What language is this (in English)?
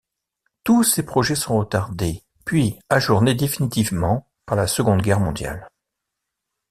French